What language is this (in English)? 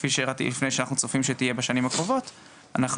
Hebrew